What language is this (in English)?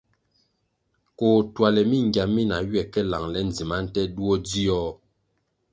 Kwasio